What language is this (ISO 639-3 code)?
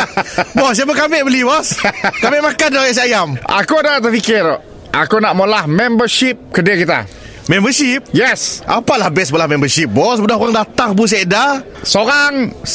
msa